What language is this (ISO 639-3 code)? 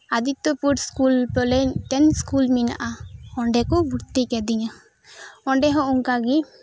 sat